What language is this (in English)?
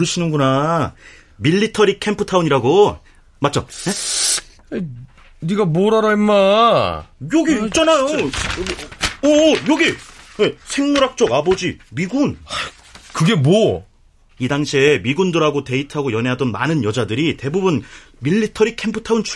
Korean